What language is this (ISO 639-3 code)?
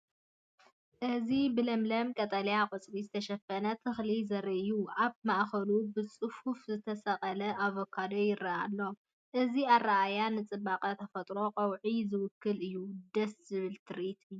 tir